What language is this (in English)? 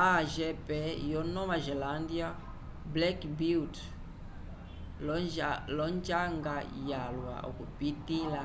Umbundu